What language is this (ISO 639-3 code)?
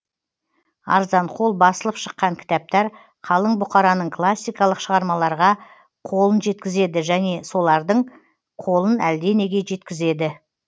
kaz